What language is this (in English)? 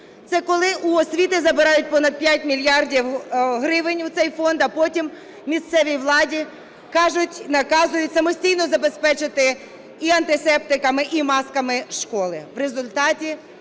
Ukrainian